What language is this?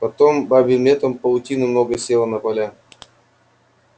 Russian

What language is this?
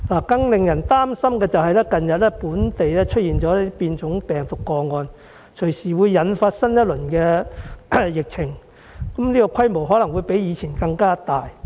Cantonese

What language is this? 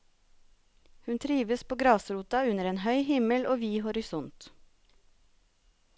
Norwegian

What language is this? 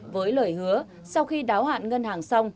Vietnamese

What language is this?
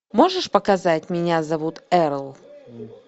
Russian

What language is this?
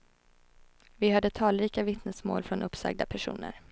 Swedish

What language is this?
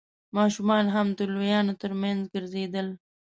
Pashto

